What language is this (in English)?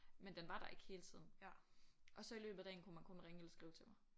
Danish